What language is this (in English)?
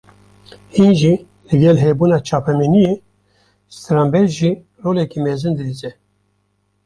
Kurdish